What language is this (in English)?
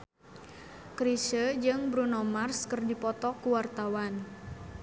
Sundanese